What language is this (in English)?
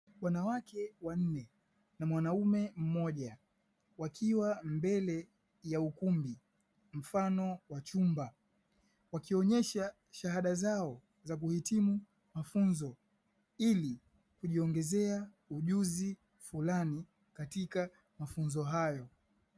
Swahili